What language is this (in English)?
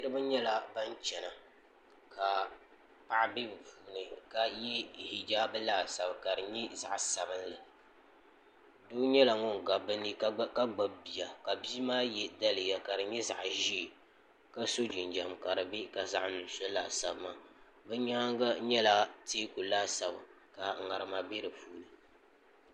Dagbani